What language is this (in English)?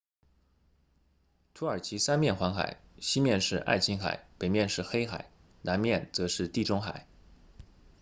Chinese